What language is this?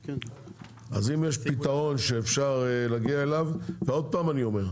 Hebrew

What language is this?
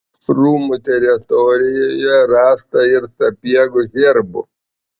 Lithuanian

